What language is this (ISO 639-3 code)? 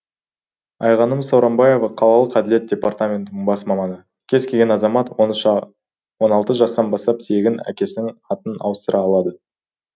kaz